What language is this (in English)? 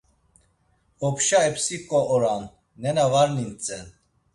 Laz